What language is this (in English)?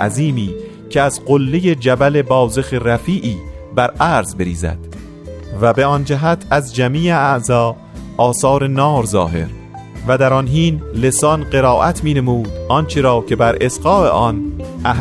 Persian